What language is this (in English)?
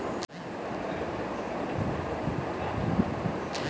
Bangla